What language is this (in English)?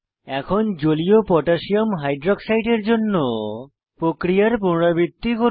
Bangla